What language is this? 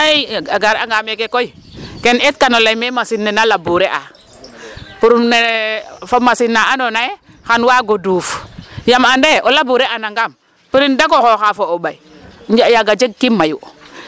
Serer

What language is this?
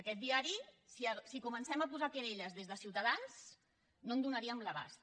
Catalan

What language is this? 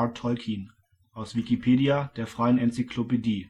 German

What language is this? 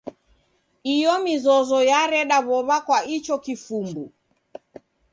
Taita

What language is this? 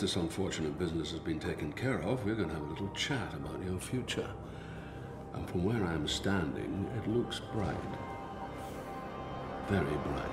Polish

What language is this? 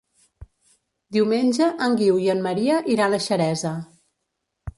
Catalan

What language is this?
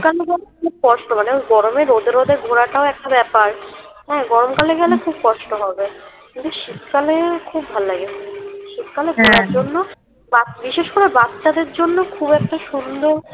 Bangla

